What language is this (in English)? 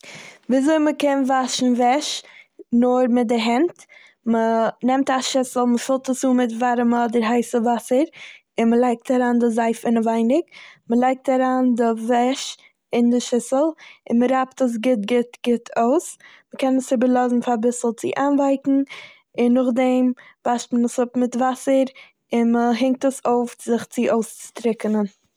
Yiddish